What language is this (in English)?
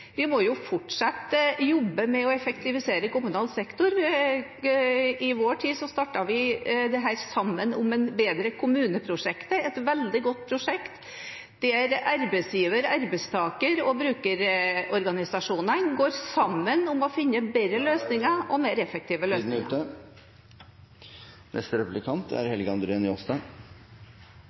Norwegian